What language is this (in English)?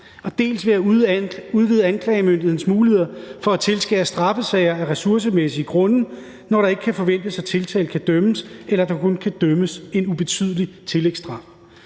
Danish